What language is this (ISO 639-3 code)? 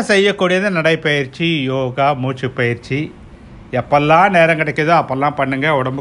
tam